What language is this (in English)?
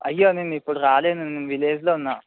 Telugu